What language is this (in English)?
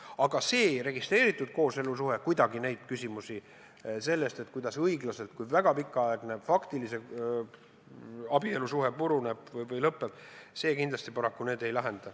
Estonian